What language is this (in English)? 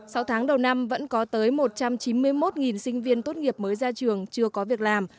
Vietnamese